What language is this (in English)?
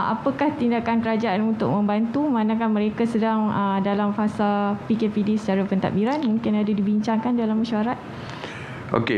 Malay